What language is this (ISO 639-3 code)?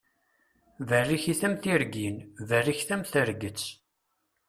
kab